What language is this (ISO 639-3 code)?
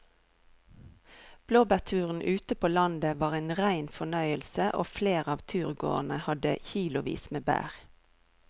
nor